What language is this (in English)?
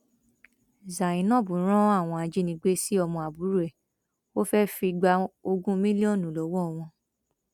Yoruba